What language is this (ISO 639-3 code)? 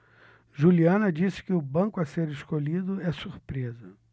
por